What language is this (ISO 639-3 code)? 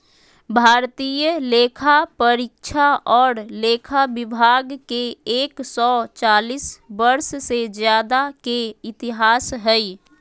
mag